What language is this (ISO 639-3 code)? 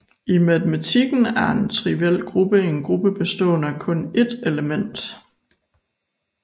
dan